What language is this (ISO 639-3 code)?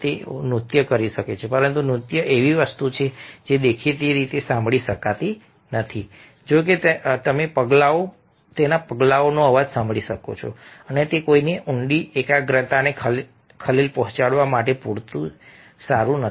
guj